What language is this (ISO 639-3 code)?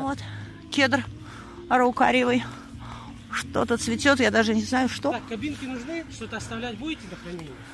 rus